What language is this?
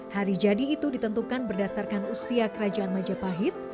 Indonesian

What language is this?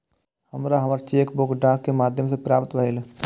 Maithili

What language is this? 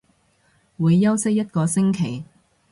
Cantonese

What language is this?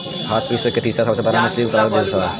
Bhojpuri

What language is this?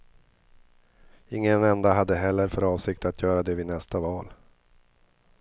Swedish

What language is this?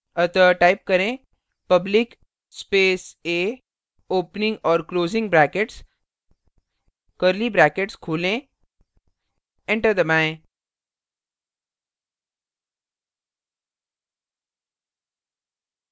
Hindi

